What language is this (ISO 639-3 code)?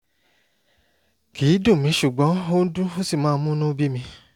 yor